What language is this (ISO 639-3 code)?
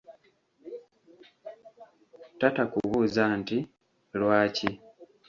lug